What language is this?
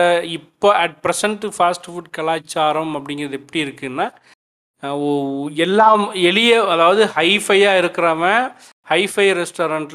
Tamil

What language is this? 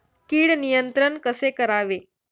Marathi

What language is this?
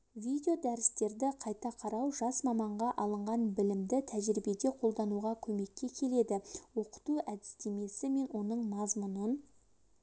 Kazakh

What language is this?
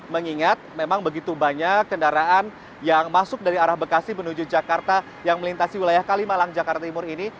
Indonesian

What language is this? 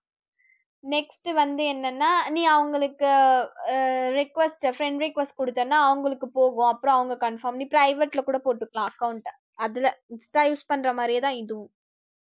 Tamil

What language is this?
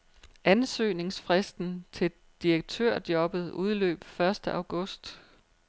Danish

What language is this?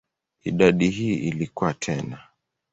Swahili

